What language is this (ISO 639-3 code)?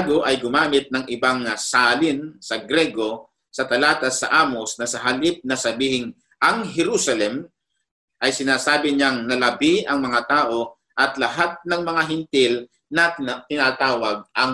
fil